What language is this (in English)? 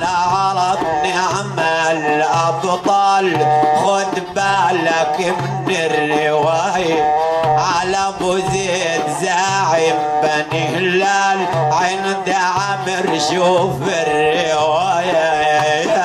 Arabic